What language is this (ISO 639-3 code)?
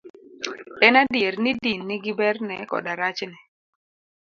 luo